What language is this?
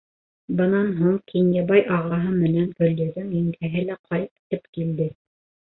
Bashkir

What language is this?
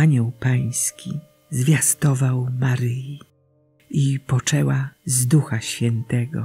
Polish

